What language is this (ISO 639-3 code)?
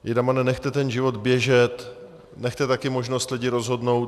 ces